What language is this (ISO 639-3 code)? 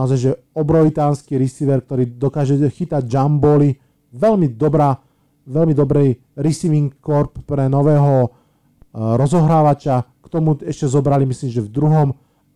slk